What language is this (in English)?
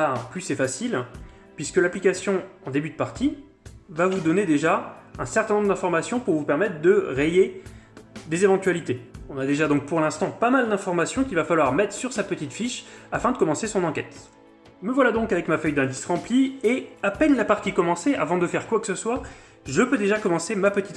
French